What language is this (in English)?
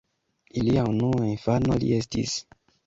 Esperanto